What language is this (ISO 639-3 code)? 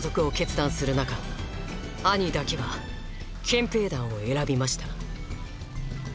jpn